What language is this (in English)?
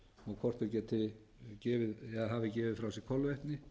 Icelandic